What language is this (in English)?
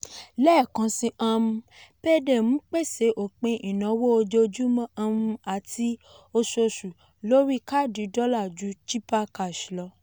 Yoruba